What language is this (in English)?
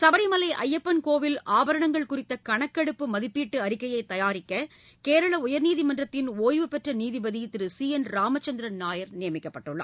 Tamil